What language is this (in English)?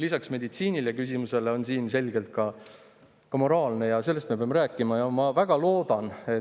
Estonian